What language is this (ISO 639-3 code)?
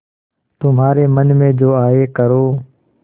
hin